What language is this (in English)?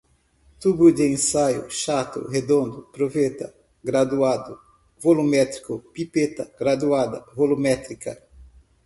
Portuguese